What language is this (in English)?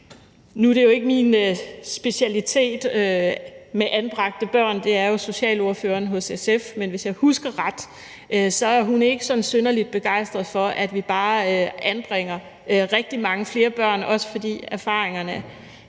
Danish